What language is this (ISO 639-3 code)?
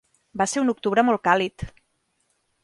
cat